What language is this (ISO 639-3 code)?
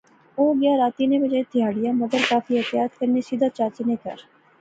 phr